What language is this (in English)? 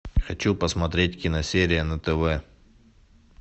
Russian